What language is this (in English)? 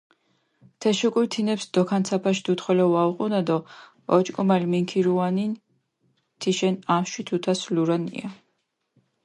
Mingrelian